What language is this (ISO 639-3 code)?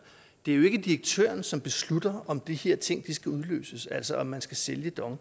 dan